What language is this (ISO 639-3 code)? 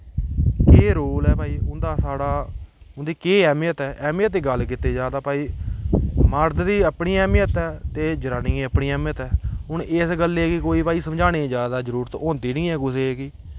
doi